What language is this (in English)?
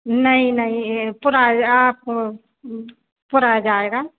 Hindi